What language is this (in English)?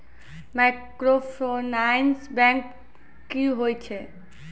Maithili